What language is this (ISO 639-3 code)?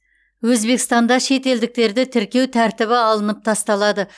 kaz